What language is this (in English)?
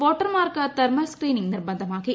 Malayalam